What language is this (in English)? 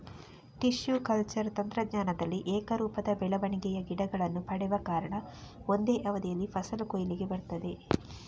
Kannada